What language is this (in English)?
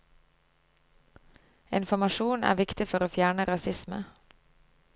Norwegian